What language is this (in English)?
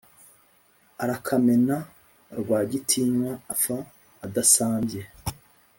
Kinyarwanda